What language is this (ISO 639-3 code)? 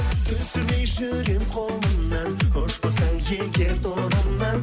kaz